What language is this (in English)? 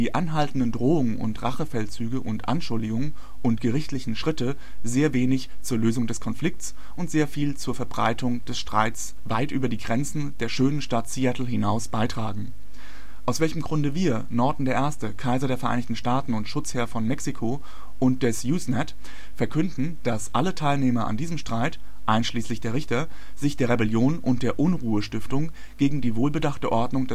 German